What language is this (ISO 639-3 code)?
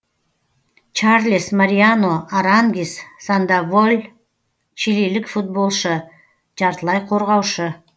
kaz